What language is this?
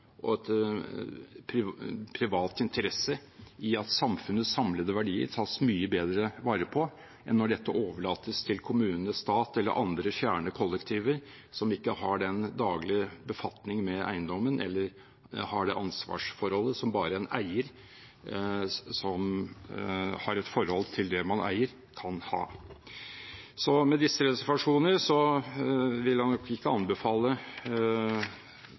Norwegian Bokmål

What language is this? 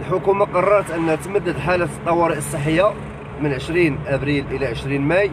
Arabic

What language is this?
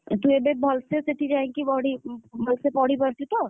Odia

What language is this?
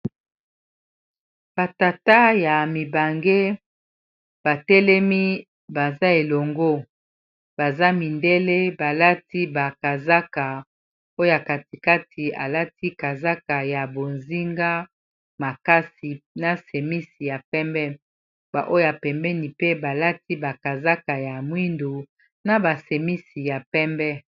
Lingala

